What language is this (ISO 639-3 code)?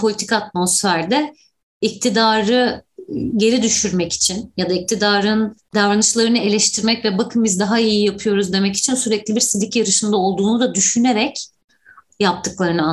tur